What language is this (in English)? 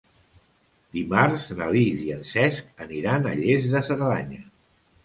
Catalan